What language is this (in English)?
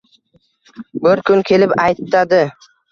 Uzbek